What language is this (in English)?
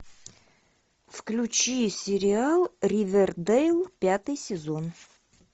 Russian